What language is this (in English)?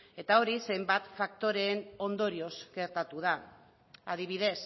Basque